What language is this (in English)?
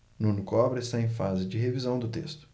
Portuguese